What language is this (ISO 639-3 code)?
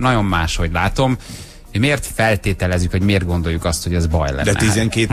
hun